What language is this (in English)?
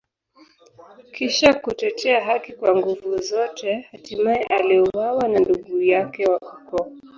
Swahili